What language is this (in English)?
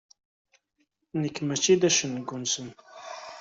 Kabyle